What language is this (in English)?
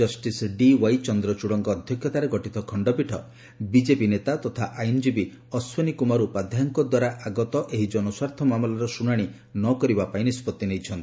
Odia